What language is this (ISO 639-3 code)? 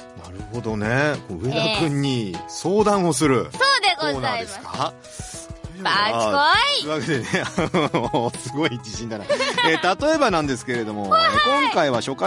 jpn